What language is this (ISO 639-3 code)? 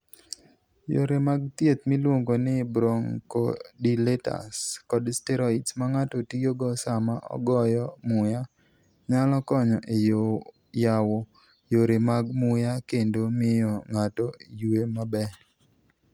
luo